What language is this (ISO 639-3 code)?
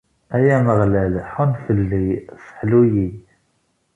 kab